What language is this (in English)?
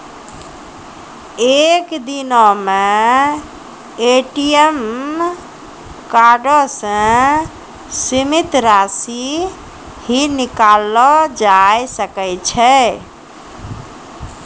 Maithili